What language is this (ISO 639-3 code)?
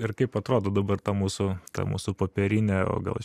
lit